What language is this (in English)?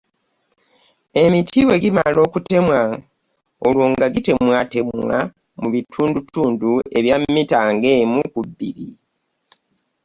Ganda